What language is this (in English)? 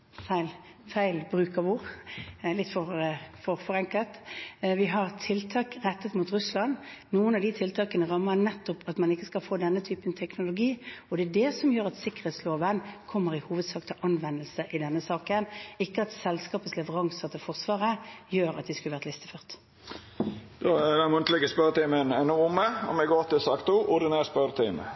Norwegian